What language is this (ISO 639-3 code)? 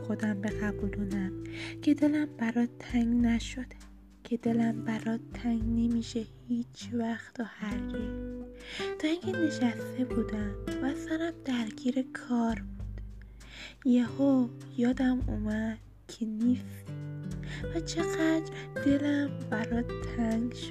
fas